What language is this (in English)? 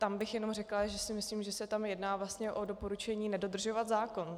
Czech